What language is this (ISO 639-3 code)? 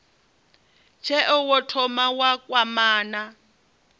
ven